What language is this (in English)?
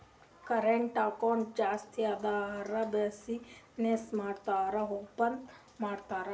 Kannada